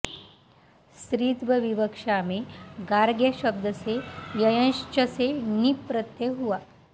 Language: Sanskrit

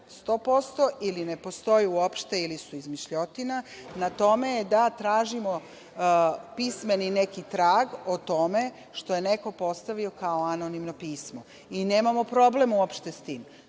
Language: Serbian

